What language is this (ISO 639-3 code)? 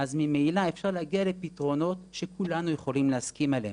heb